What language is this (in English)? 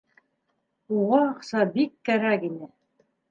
Bashkir